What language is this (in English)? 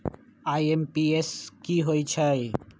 Magahi